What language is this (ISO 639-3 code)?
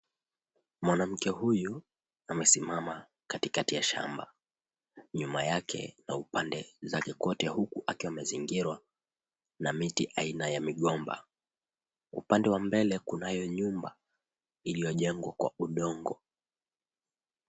swa